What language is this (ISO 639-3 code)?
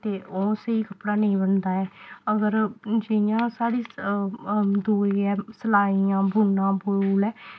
doi